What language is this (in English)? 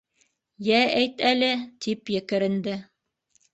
Bashkir